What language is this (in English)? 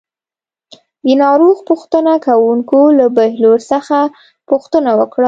Pashto